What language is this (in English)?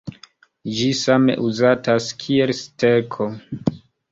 Esperanto